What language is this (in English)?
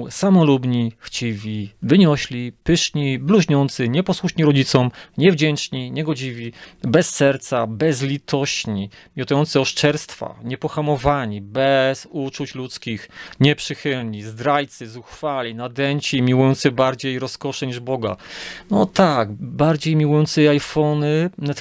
Polish